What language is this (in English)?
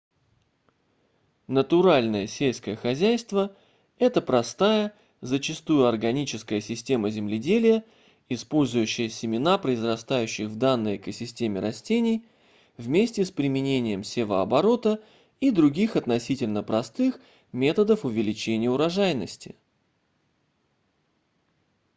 Russian